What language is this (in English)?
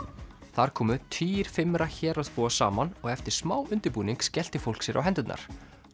Icelandic